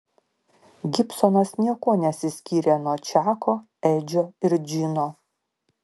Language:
Lithuanian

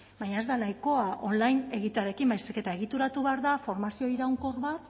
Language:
Basque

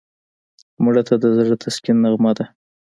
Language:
Pashto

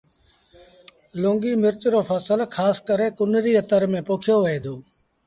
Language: Sindhi Bhil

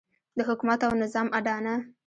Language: Pashto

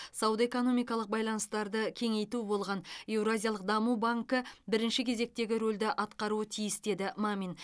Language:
Kazakh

